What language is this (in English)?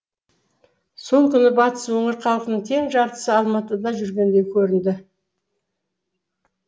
Kazakh